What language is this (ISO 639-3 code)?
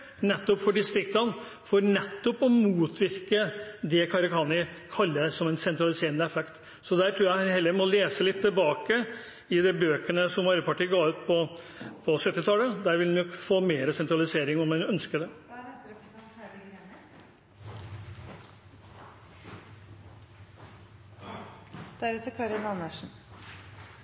nob